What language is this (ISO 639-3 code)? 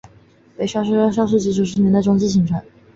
zho